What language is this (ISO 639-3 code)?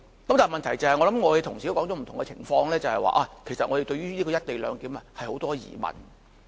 yue